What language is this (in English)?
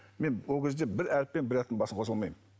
Kazakh